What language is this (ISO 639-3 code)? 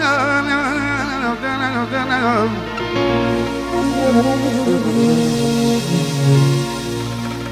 ron